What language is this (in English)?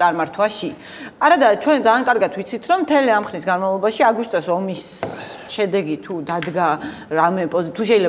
Romanian